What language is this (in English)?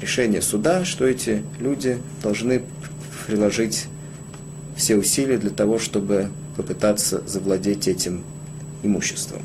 Russian